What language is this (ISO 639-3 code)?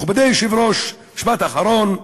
heb